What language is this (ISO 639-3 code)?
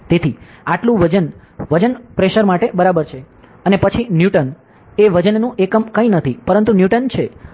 guj